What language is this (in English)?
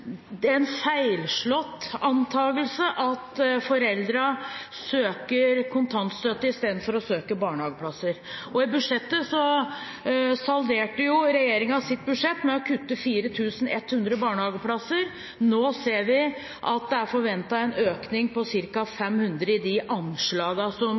Norwegian Bokmål